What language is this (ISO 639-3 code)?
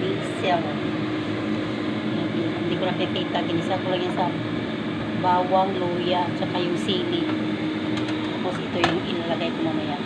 fil